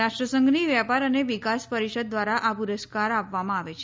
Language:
Gujarati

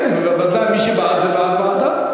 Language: Hebrew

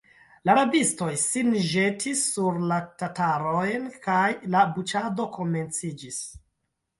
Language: Esperanto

